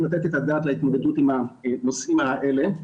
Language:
Hebrew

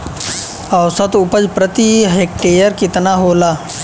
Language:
Bhojpuri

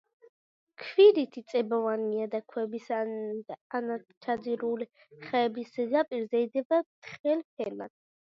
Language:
Georgian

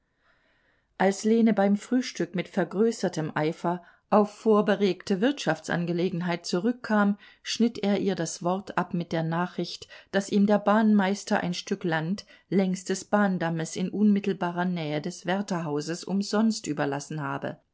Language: German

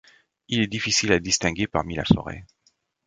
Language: French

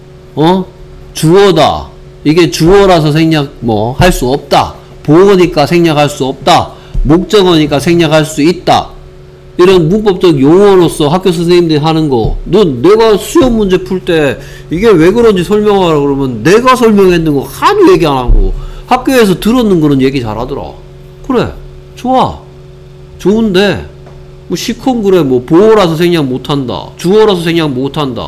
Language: Korean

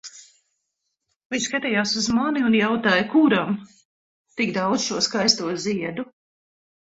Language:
Latvian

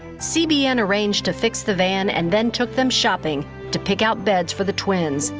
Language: English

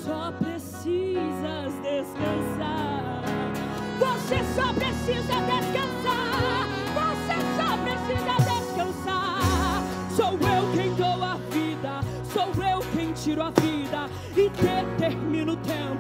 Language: Portuguese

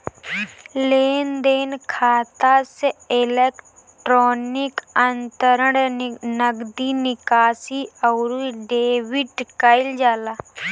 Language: Bhojpuri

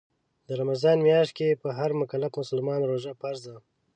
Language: Pashto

